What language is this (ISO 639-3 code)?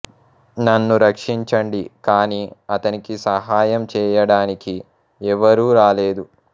tel